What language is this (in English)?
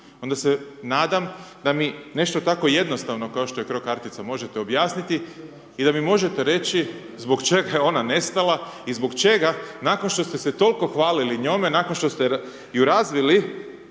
Croatian